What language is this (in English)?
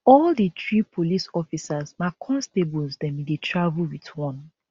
Nigerian Pidgin